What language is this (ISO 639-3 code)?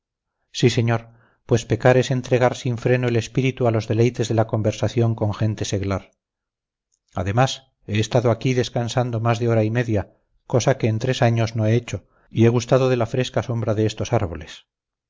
spa